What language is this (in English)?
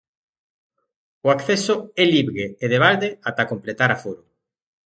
Galician